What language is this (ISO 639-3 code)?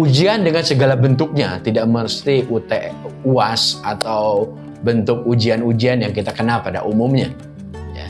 ind